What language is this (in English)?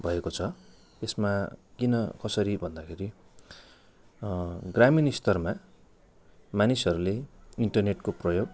Nepali